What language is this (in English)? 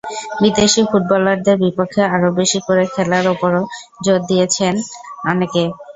Bangla